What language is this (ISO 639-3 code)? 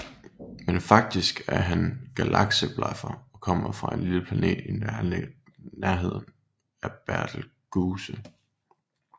dan